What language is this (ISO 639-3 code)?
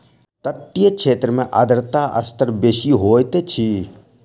mai